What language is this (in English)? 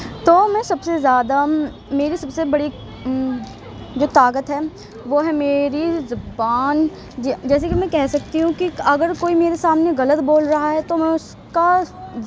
Urdu